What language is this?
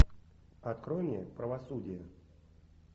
Russian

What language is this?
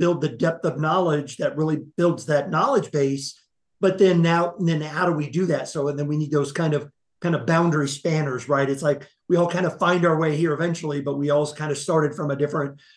English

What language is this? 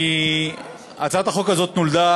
Hebrew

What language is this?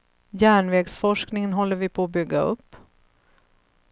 Swedish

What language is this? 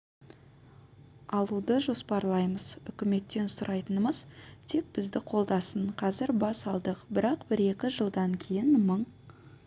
Kazakh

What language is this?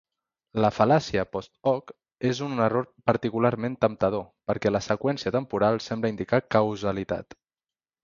Catalan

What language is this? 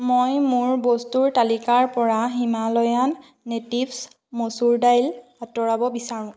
Assamese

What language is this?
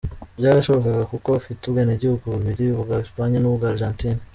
Kinyarwanda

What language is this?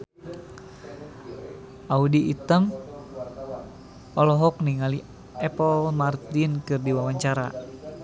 Sundanese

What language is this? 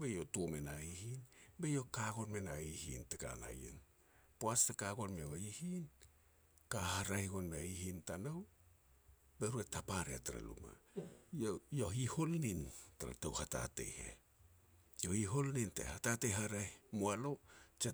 Petats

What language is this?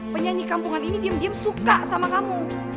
Indonesian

